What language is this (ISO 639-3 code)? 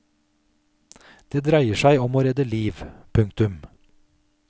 nor